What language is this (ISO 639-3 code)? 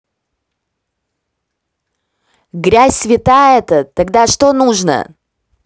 rus